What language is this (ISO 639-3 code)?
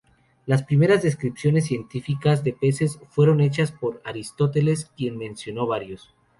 spa